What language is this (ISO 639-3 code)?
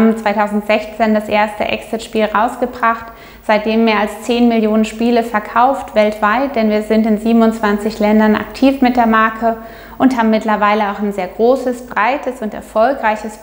deu